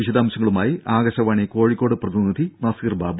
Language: Malayalam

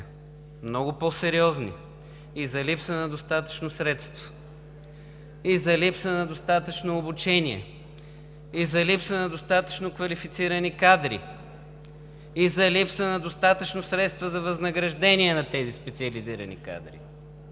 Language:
Bulgarian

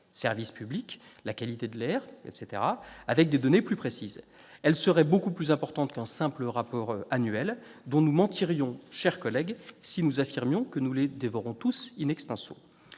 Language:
French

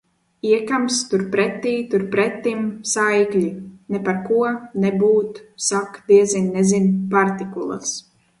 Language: Latvian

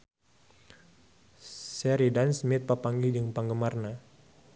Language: Sundanese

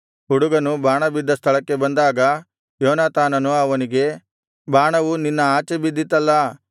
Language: Kannada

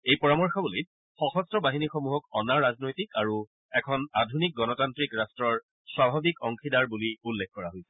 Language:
Assamese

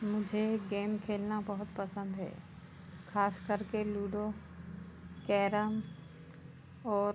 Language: Hindi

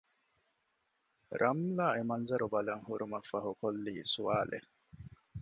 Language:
Divehi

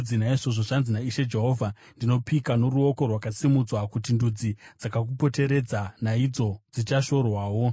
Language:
Shona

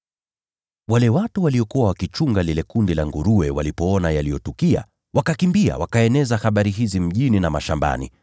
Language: Swahili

